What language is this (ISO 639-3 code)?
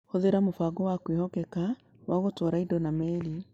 kik